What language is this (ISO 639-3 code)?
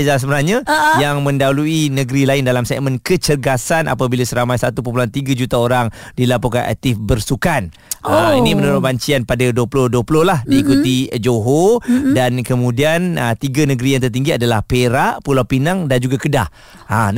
msa